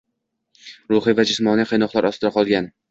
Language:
Uzbek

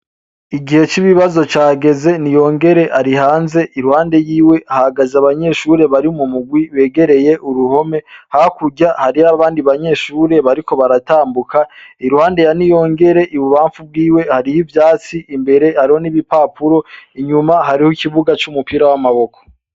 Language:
Rundi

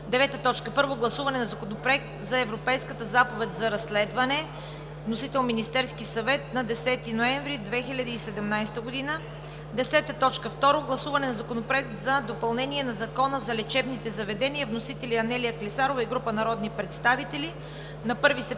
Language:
Bulgarian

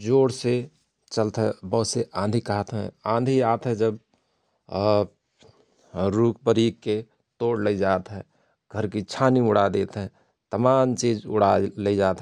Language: Rana Tharu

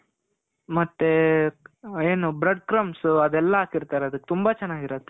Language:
Kannada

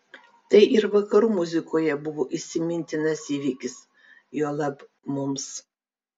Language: Lithuanian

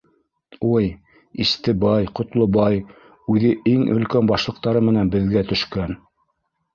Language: Bashkir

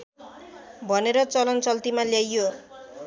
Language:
Nepali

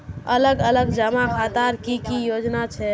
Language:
Magahi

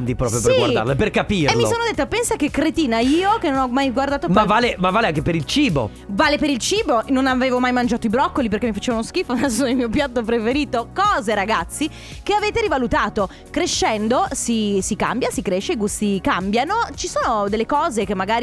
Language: Italian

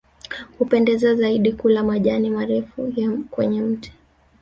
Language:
Swahili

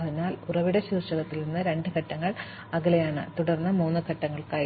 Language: Malayalam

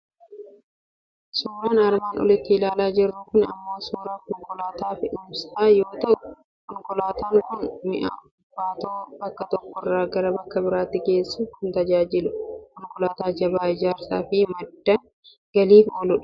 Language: Oromo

